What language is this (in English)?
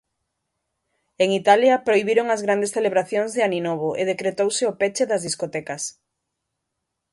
Galician